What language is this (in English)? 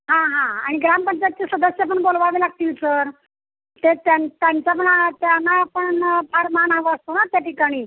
Marathi